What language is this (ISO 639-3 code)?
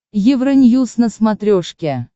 rus